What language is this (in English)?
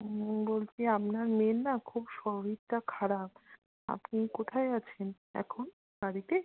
Bangla